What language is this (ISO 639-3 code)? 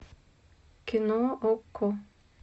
rus